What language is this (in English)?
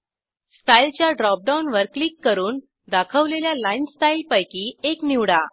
Marathi